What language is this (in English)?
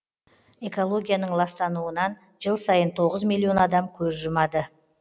Kazakh